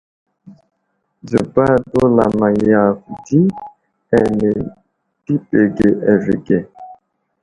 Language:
Wuzlam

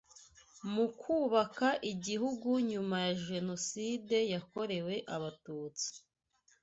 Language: Kinyarwanda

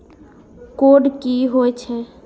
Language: Maithili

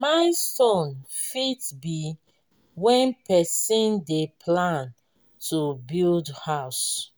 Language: Nigerian Pidgin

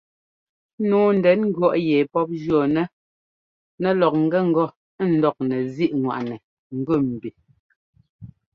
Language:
Ngomba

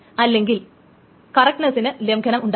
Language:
Malayalam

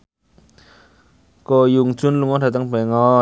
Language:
Javanese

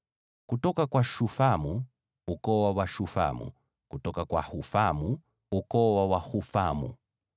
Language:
Swahili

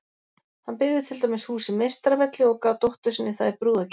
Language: Icelandic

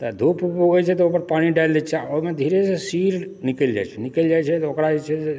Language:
Maithili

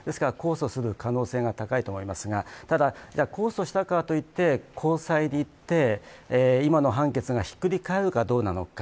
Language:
Japanese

